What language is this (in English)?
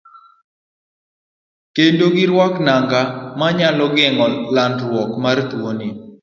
Luo (Kenya and Tanzania)